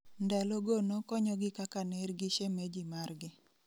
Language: Luo (Kenya and Tanzania)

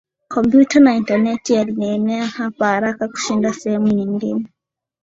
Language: Swahili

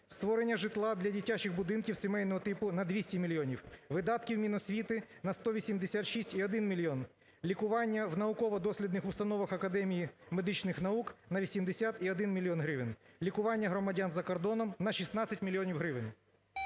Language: Ukrainian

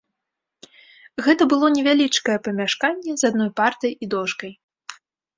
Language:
Belarusian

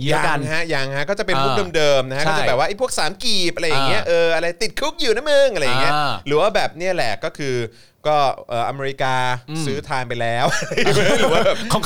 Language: Thai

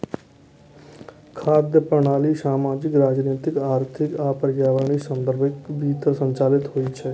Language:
Maithili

